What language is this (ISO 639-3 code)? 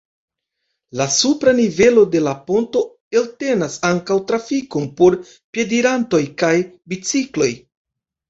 epo